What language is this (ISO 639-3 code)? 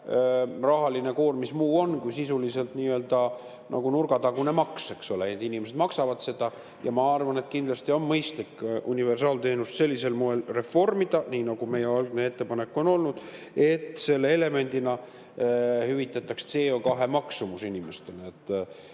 est